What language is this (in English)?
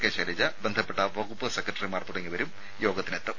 Malayalam